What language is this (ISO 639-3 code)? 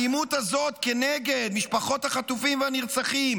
heb